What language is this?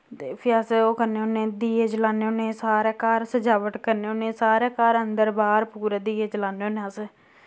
Dogri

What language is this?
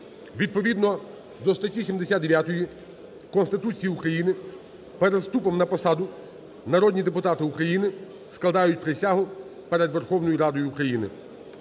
Ukrainian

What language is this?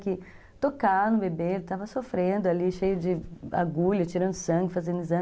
Portuguese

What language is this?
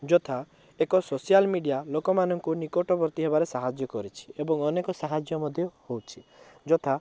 Odia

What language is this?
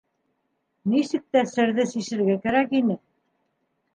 Bashkir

